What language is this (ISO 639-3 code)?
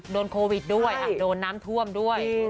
tha